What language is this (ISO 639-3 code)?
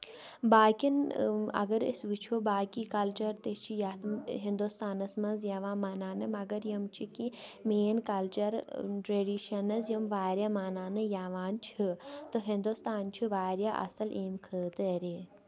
kas